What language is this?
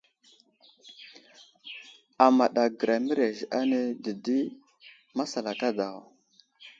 Wuzlam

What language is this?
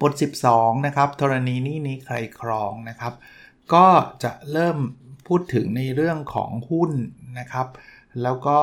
Thai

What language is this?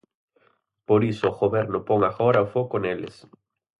Galician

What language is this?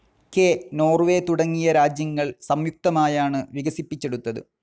Malayalam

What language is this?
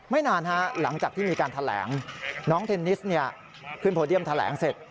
Thai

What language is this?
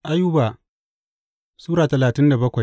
Hausa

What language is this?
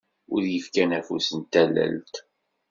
Kabyle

